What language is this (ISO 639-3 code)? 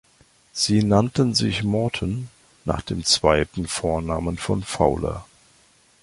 deu